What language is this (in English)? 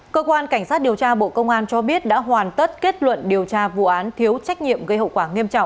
Vietnamese